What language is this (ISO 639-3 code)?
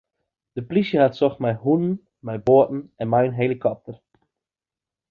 fry